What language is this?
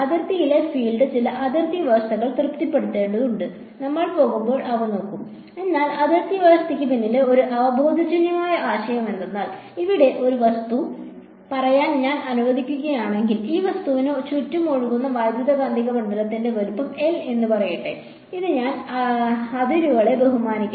Malayalam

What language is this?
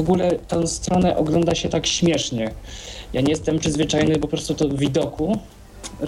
Polish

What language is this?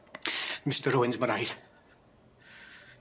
Welsh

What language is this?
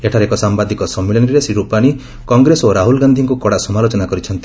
Odia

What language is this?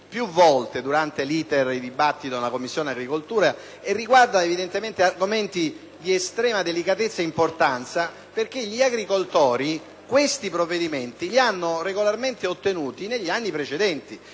Italian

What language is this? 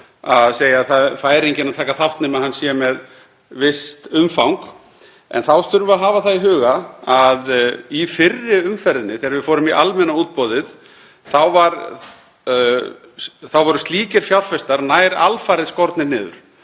Icelandic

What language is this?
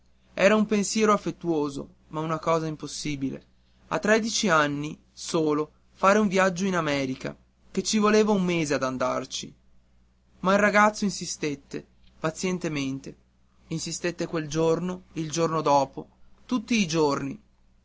Italian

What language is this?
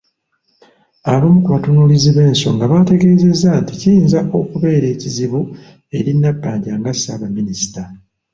Ganda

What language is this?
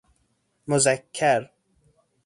Persian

